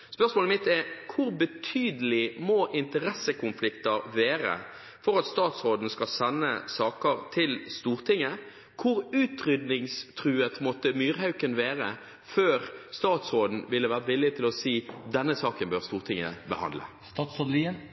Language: Norwegian Bokmål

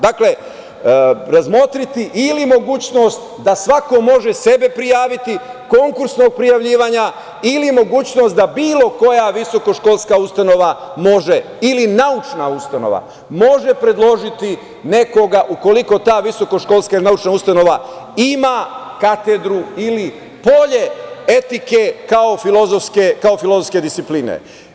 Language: Serbian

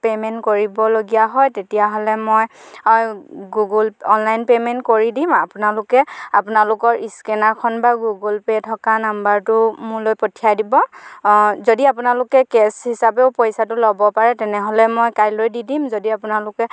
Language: Assamese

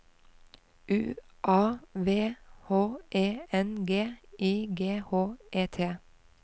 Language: Norwegian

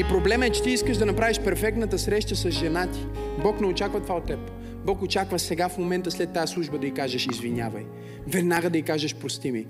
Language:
Bulgarian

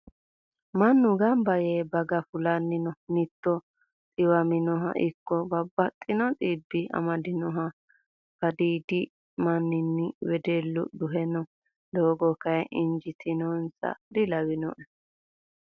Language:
Sidamo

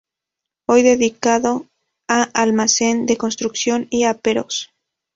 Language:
Spanish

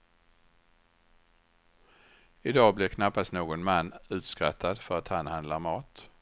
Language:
Swedish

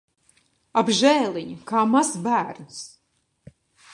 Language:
Latvian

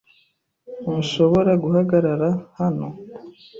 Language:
Kinyarwanda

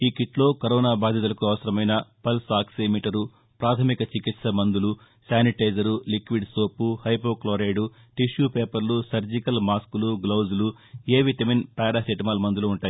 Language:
Telugu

